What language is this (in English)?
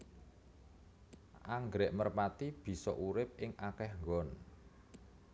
Javanese